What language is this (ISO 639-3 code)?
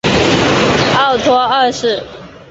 zho